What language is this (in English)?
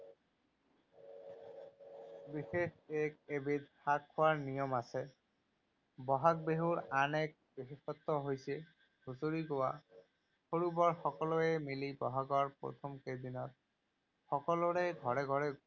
Assamese